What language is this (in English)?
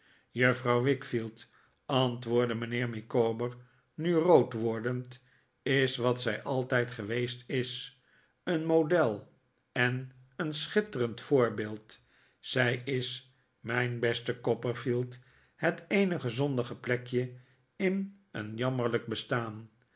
Dutch